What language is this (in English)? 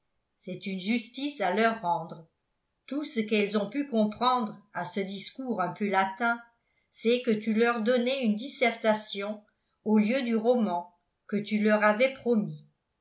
French